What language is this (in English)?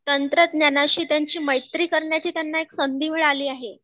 Marathi